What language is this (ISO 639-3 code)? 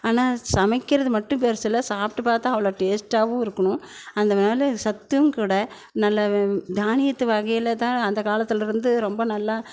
tam